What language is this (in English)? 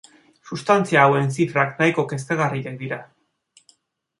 Basque